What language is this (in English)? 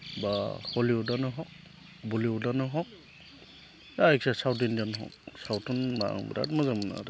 Bodo